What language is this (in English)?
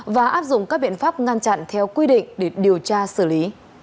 Vietnamese